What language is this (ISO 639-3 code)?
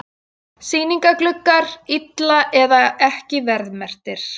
isl